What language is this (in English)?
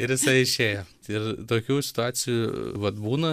Lithuanian